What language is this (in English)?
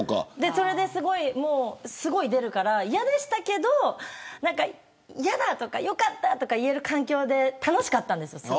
Japanese